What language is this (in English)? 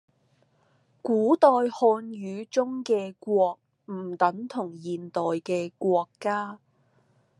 Cantonese